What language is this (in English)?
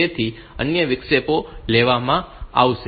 Gujarati